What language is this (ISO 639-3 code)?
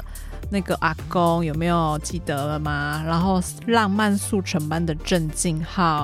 zho